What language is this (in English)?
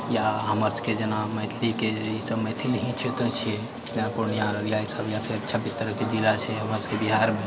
Maithili